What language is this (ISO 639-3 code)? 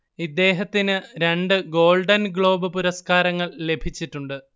mal